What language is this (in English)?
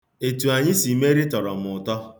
Igbo